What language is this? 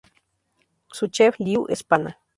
Spanish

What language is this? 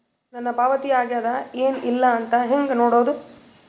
Kannada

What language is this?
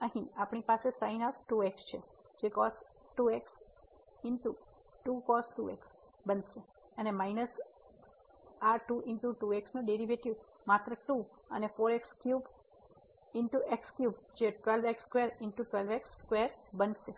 Gujarati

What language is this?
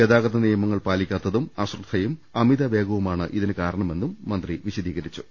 Malayalam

